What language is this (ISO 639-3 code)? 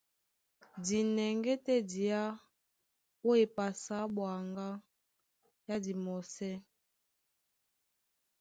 dua